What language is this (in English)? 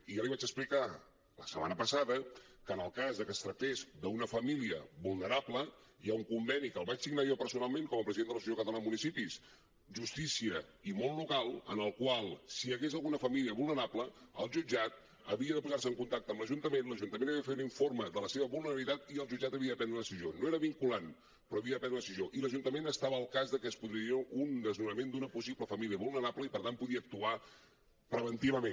Catalan